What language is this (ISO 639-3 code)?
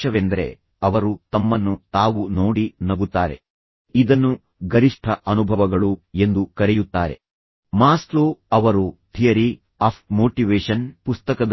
kan